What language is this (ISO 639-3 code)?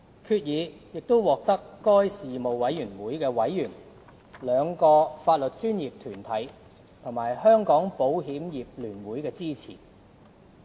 yue